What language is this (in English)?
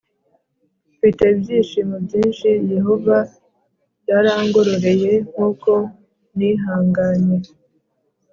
Kinyarwanda